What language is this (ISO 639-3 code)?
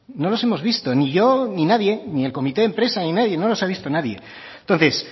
spa